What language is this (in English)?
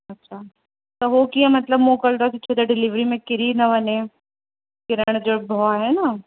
Sindhi